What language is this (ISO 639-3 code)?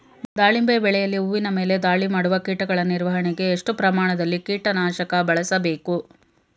kan